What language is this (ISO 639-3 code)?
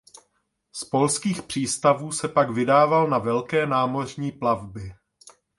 ces